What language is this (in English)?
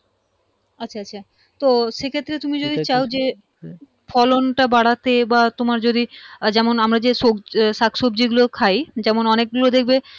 Bangla